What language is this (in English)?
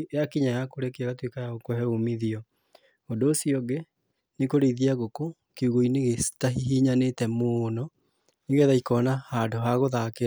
Kikuyu